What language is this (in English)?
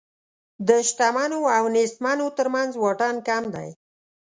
Pashto